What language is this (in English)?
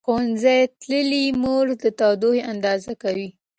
Pashto